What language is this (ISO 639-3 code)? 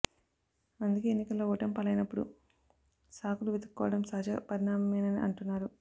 tel